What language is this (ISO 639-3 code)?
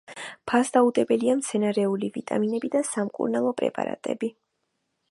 kat